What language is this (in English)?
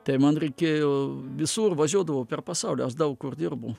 Lithuanian